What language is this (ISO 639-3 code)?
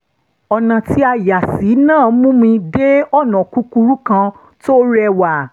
yor